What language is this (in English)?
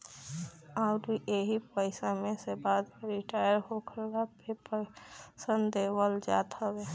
Bhojpuri